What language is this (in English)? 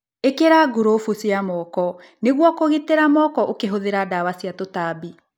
Kikuyu